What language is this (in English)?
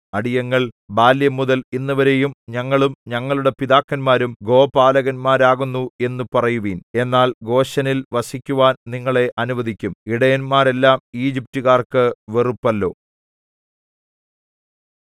Malayalam